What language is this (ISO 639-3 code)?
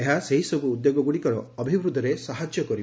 ori